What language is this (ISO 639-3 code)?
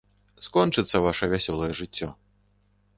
bel